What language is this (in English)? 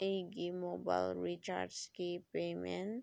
Manipuri